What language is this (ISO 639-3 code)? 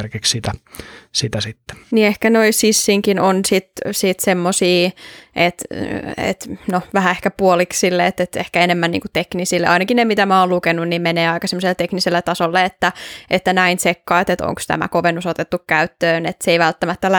fin